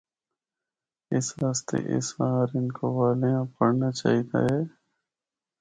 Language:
Northern Hindko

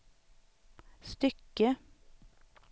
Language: Swedish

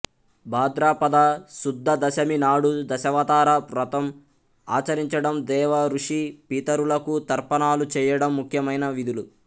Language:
Telugu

